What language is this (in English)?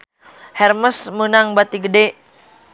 Sundanese